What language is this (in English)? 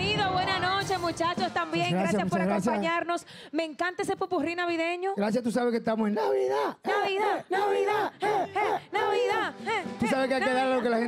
Spanish